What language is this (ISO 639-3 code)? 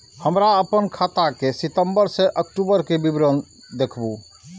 mai